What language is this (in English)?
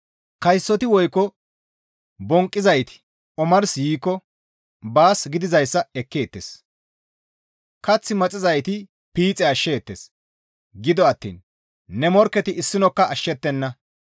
Gamo